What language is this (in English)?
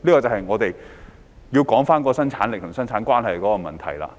Cantonese